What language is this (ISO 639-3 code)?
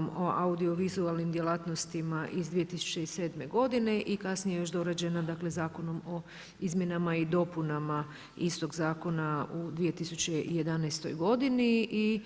hrv